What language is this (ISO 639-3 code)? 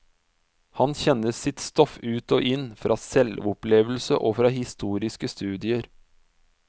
nor